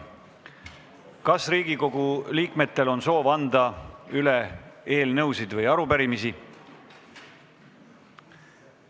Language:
Estonian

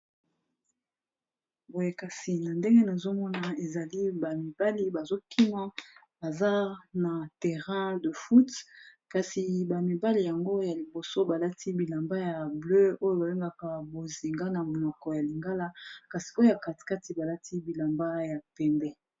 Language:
Lingala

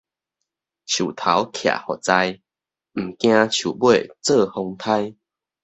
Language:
Min Nan Chinese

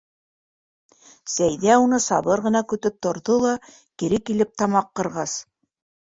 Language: Bashkir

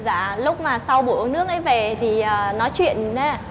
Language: Vietnamese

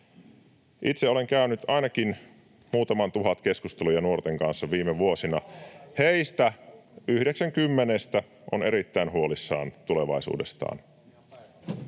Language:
Finnish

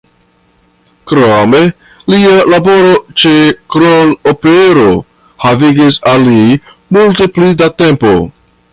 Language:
Esperanto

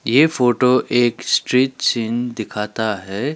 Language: Hindi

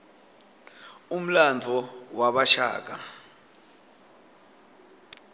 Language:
Swati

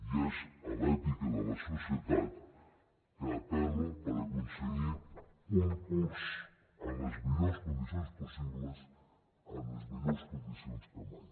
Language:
Catalan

